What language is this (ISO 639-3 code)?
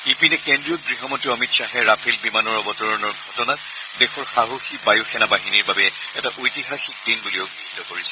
asm